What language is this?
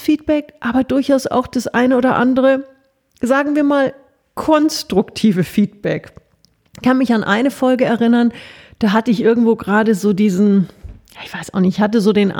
German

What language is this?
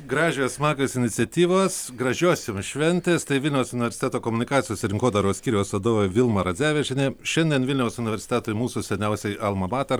Lithuanian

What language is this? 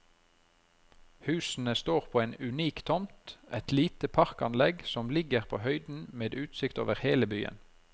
Norwegian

